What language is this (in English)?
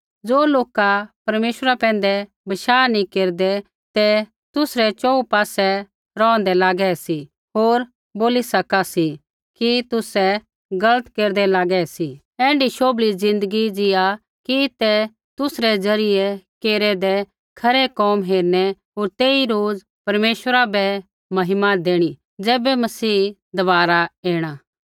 Kullu Pahari